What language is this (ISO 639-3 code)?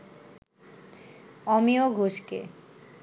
ben